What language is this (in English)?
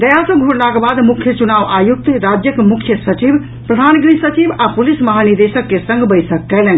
Maithili